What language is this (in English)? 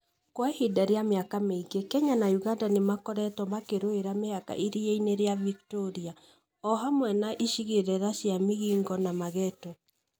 Kikuyu